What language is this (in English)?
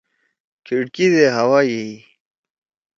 Torwali